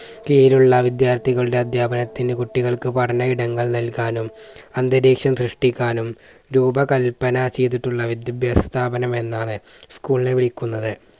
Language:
Malayalam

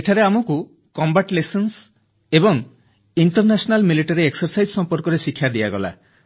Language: Odia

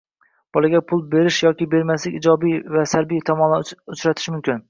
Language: Uzbek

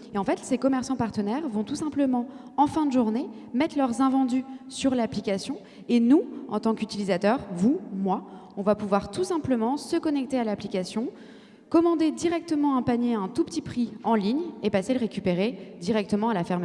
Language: French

